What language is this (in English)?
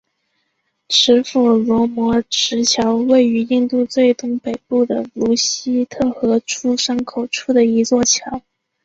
Chinese